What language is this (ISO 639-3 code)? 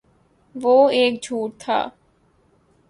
urd